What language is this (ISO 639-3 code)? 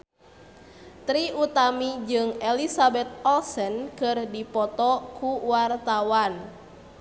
sun